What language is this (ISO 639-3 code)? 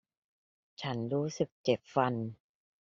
tha